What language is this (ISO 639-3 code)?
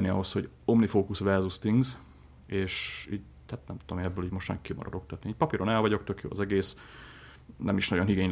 hun